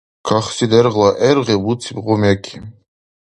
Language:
Dargwa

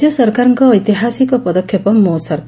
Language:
Odia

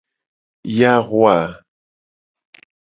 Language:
Gen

